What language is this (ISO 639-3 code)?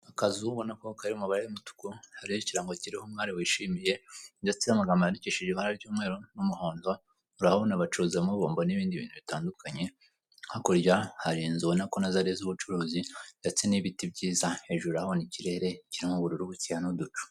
kin